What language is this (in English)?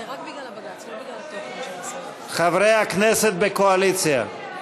Hebrew